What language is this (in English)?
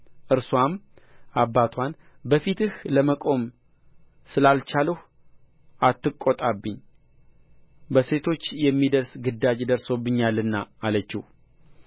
Amharic